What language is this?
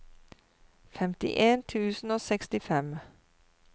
Norwegian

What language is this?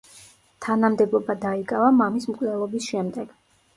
Georgian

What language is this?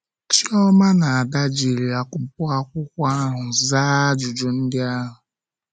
Igbo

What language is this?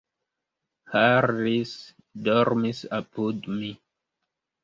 Esperanto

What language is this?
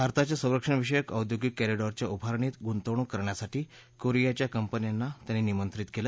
Marathi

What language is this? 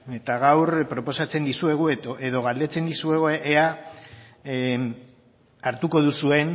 Basque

